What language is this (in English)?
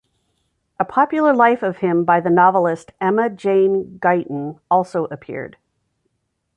English